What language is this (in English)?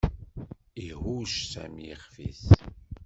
Kabyle